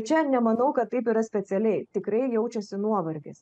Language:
Lithuanian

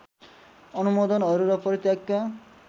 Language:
Nepali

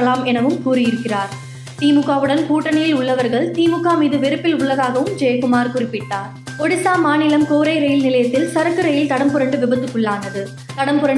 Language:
Tamil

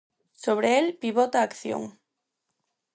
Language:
Galician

